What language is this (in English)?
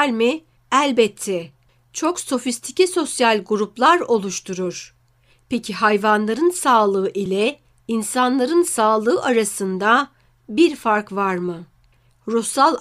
Turkish